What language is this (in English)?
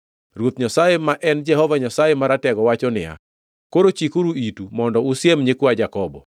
Luo (Kenya and Tanzania)